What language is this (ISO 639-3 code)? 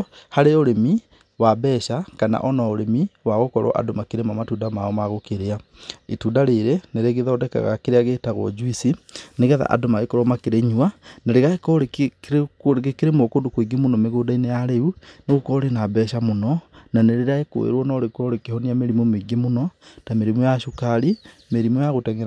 kik